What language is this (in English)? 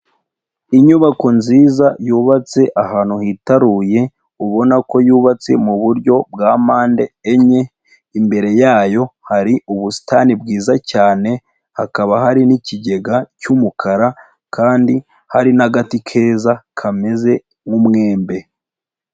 Kinyarwanda